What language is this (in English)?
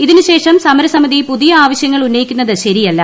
Malayalam